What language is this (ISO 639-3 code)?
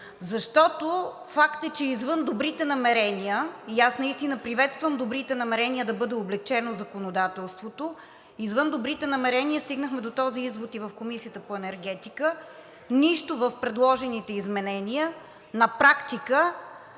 bul